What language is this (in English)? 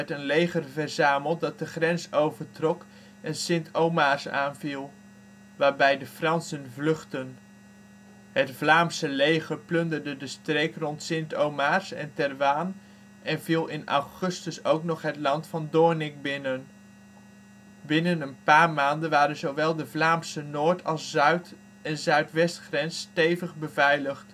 Dutch